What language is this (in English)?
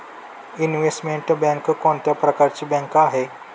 Marathi